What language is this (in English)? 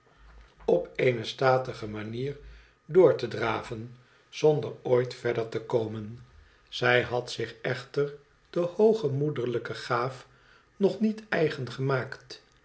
Dutch